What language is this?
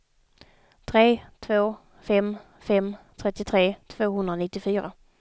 Swedish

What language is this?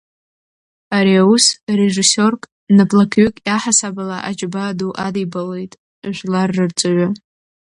Abkhazian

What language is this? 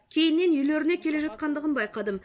Kazakh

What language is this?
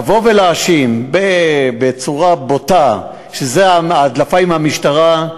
Hebrew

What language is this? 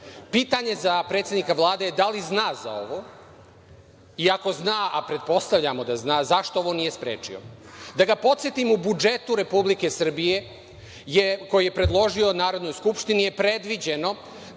Serbian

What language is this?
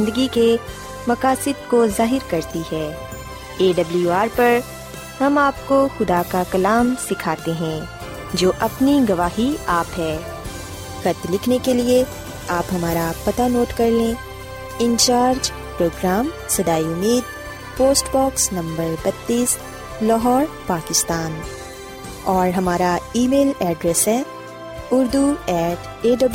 Urdu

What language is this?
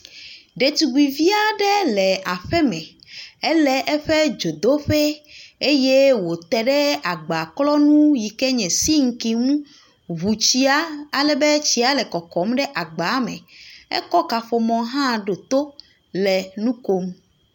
Ewe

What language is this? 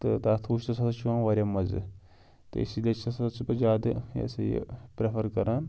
Kashmiri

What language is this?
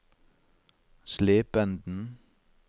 Norwegian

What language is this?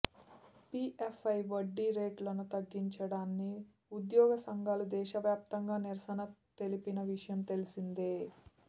Telugu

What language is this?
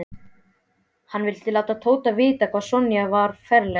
Icelandic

